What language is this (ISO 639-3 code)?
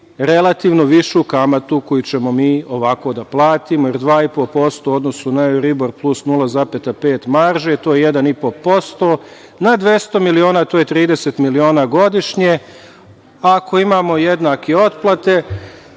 srp